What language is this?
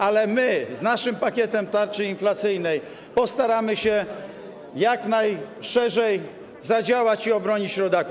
Polish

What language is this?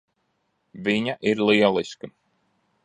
Latvian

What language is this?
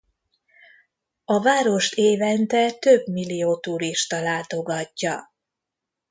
Hungarian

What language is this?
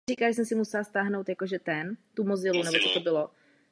Czech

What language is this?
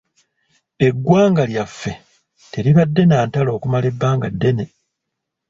Ganda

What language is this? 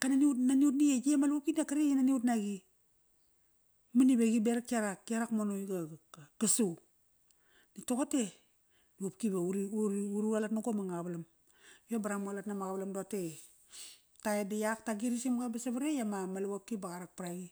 Kairak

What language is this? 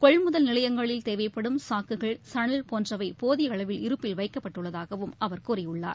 Tamil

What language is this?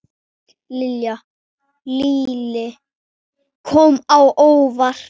Icelandic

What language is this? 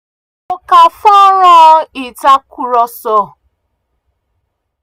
Yoruba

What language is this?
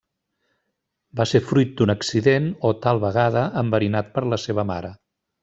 Catalan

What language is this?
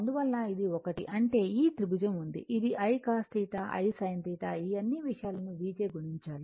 Telugu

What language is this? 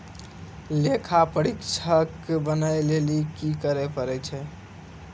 Maithili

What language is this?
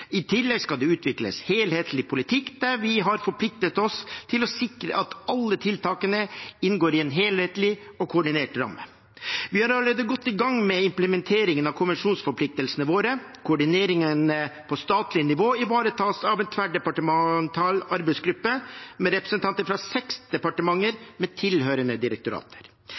Norwegian Bokmål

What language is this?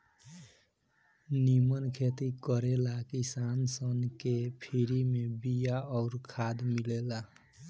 Bhojpuri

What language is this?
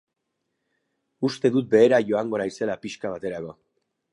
Basque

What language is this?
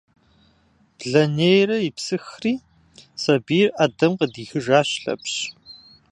Kabardian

